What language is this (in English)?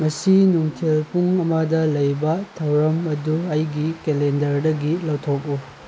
Manipuri